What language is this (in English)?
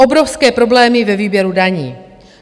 Czech